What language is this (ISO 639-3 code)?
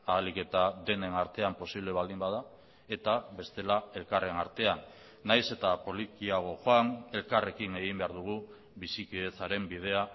eus